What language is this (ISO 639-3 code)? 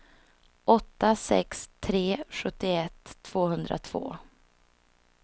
swe